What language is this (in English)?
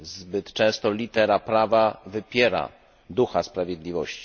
Polish